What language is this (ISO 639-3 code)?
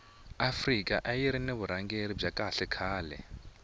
tso